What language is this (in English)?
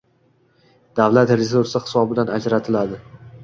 Uzbek